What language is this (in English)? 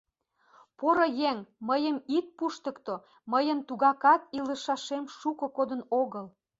Mari